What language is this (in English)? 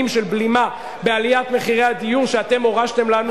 Hebrew